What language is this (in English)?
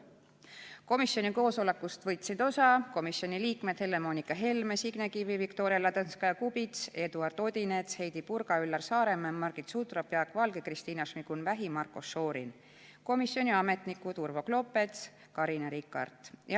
Estonian